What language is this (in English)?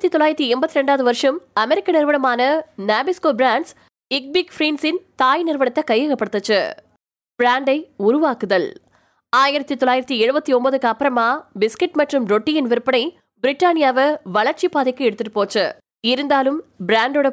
Tamil